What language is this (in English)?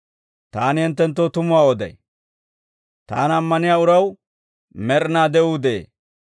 Dawro